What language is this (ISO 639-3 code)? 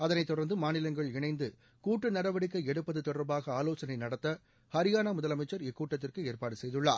tam